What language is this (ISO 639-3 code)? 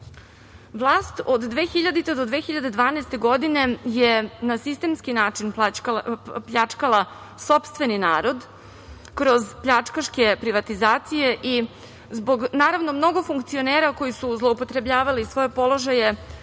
srp